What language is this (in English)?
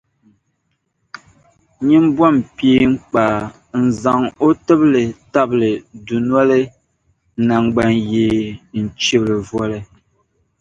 Dagbani